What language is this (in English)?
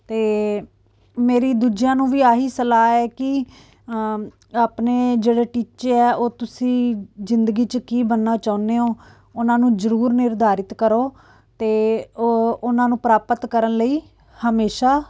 Punjabi